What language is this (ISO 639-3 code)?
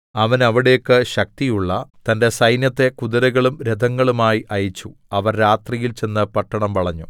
mal